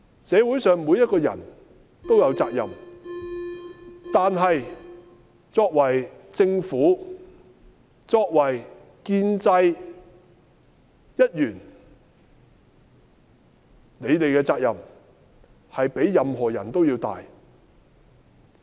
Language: Cantonese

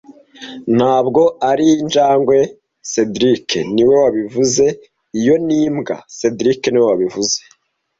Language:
Kinyarwanda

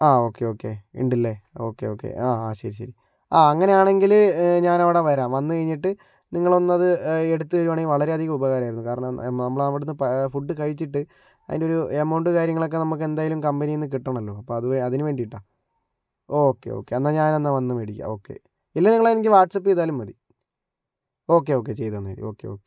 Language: Malayalam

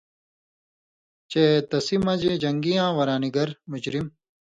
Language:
Indus Kohistani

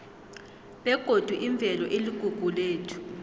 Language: South Ndebele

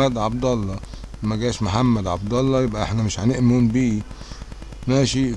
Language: Arabic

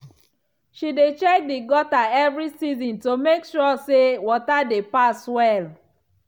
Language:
Nigerian Pidgin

